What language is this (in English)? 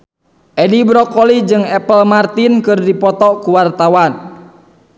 Sundanese